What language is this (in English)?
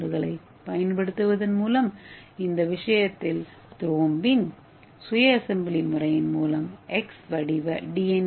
Tamil